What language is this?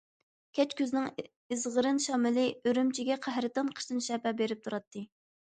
Uyghur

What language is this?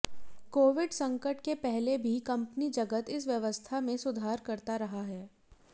Hindi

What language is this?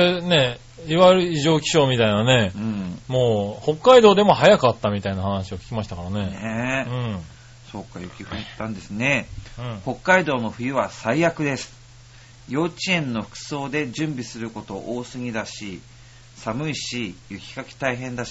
Japanese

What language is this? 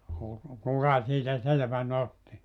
Finnish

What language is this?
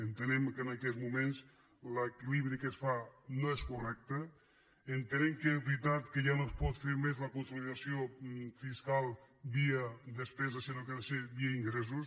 Catalan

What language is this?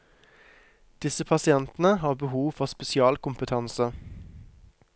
Norwegian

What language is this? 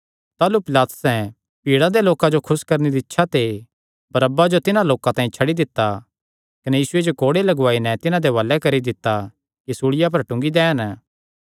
Kangri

